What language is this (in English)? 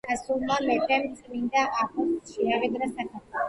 Georgian